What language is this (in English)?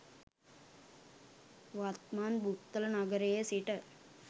Sinhala